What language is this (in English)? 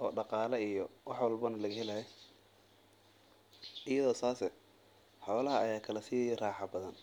Somali